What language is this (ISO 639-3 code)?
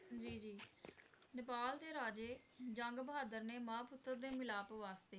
pan